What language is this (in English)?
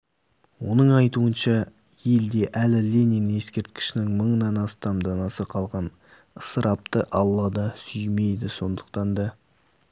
Kazakh